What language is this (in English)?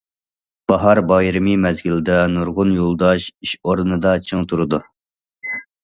Uyghur